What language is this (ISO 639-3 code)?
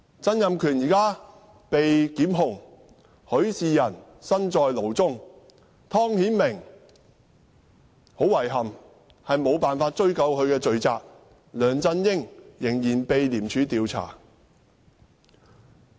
yue